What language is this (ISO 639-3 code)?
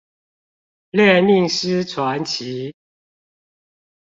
zho